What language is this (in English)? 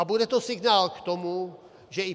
Czech